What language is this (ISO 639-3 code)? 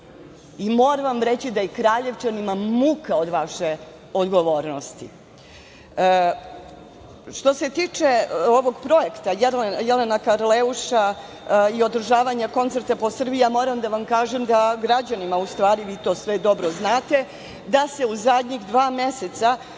srp